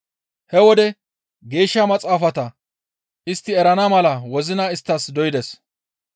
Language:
Gamo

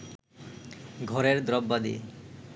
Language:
Bangla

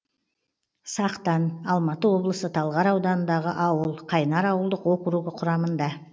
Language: Kazakh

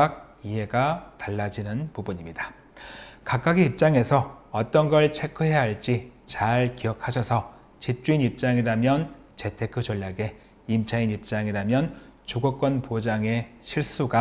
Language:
Korean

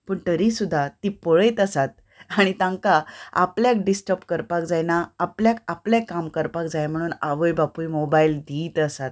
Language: Konkani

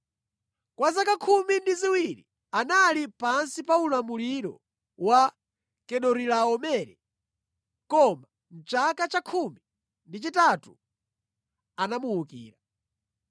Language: Nyanja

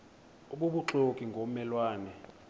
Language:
Xhosa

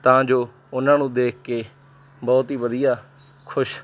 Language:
Punjabi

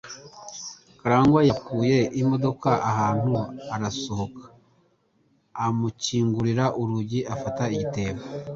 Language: Kinyarwanda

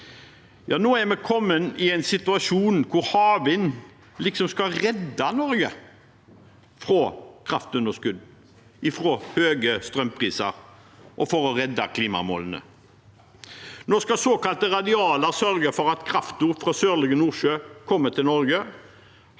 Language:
Norwegian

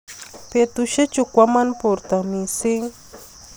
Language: Kalenjin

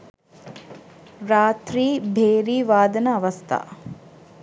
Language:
Sinhala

